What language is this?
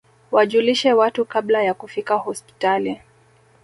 Swahili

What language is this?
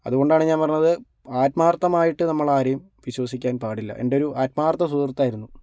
Malayalam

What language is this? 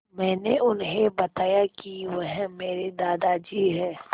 Hindi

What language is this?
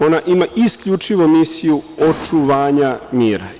Serbian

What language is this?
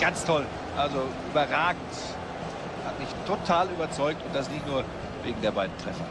German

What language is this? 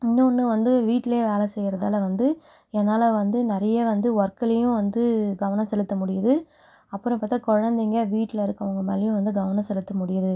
Tamil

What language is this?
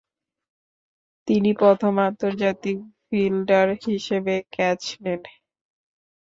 Bangla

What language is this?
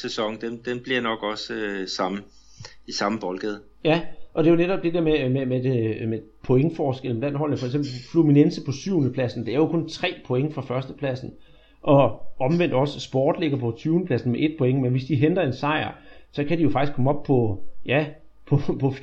Danish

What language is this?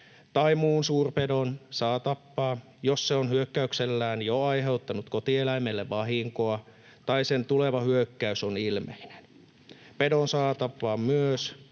Finnish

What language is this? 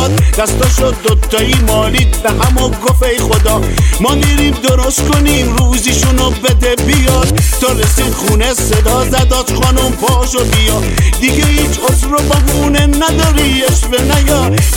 Persian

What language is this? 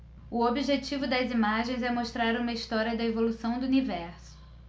Portuguese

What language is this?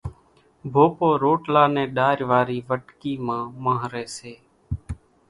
Kachi Koli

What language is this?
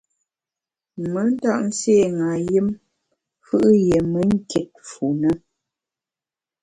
Bamun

